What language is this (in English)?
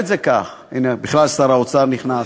Hebrew